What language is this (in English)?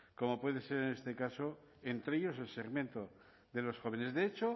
Spanish